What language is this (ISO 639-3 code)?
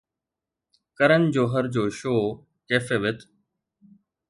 snd